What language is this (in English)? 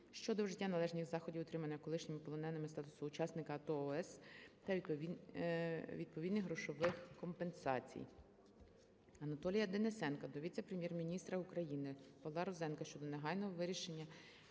Ukrainian